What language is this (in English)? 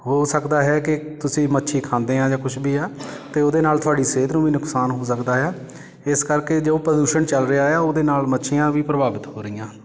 Punjabi